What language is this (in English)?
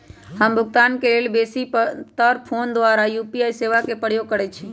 Magahi